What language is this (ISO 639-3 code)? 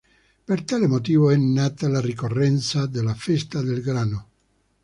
ita